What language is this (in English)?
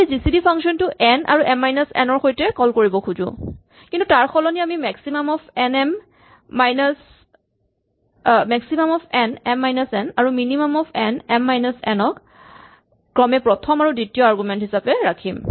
Assamese